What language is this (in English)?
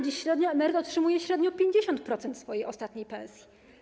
Polish